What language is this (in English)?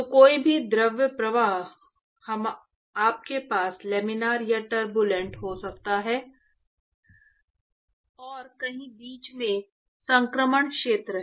Hindi